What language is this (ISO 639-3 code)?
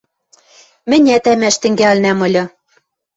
mrj